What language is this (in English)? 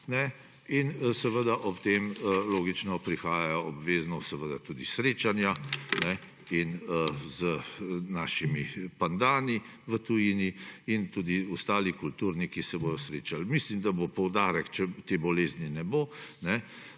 Slovenian